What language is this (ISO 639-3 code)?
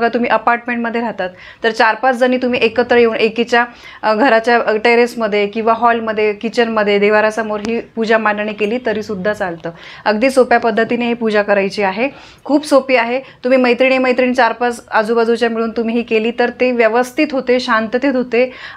mar